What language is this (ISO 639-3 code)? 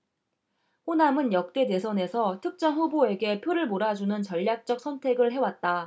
kor